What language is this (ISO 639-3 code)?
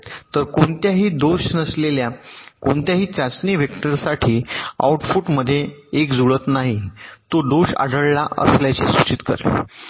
mar